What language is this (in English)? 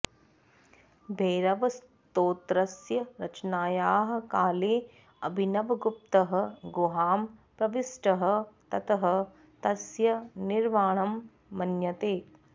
Sanskrit